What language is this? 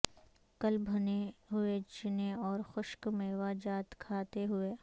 Urdu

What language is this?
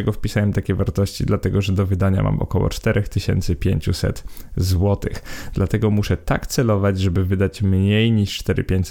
Polish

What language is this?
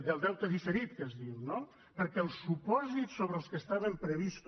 Catalan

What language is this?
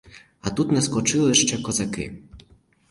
Ukrainian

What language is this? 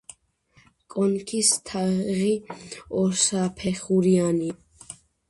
Georgian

